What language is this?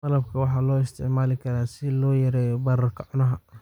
Somali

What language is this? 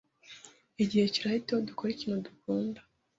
Kinyarwanda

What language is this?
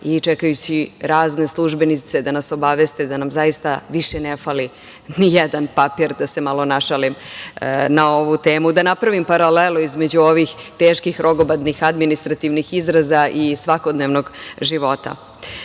Serbian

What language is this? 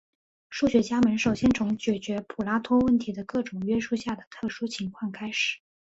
Chinese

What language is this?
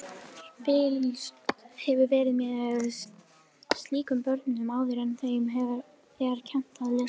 Icelandic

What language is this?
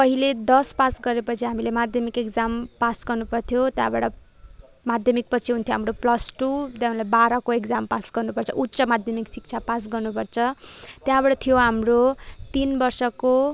Nepali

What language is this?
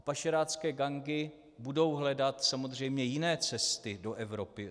Czech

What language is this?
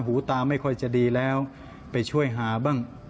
Thai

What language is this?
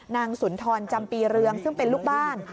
Thai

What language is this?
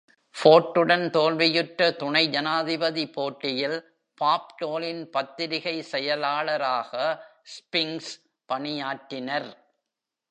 Tamil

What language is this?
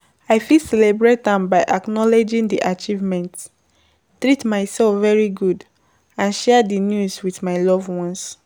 Nigerian Pidgin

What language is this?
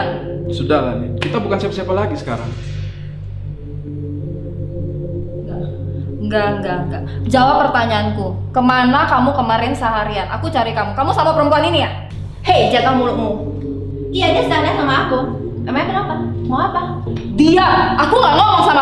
Indonesian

